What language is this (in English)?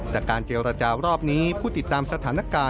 Thai